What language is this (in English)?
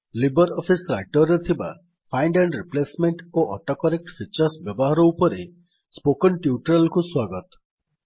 Odia